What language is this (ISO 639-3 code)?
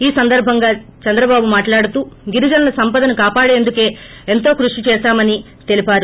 tel